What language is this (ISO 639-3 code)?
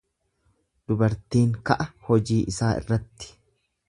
orm